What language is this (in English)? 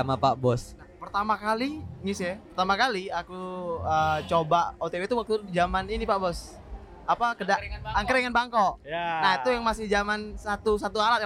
Indonesian